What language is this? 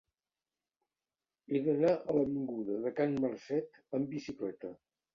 Catalan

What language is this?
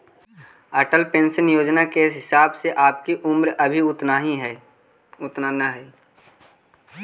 Magahi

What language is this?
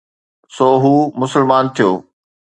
Sindhi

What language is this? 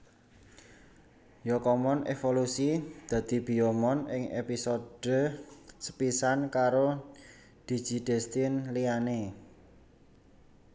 Javanese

